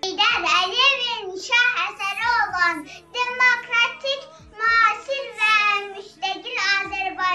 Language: Turkish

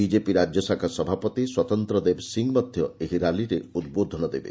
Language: Odia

